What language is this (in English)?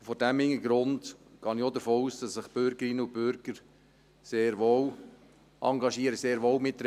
Swiss German